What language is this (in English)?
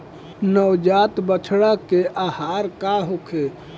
Bhojpuri